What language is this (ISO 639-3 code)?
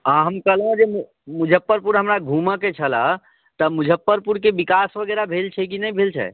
mai